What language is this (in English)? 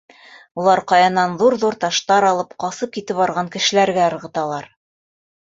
Bashkir